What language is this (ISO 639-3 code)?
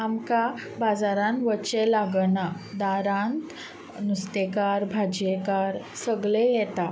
kok